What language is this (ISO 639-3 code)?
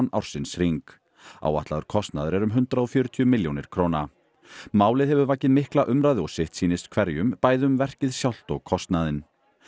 isl